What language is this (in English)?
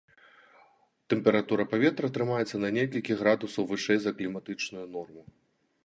Belarusian